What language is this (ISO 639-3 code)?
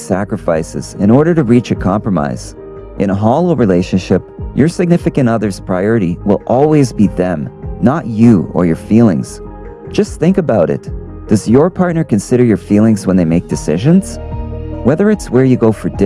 eng